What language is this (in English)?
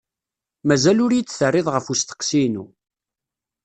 Kabyle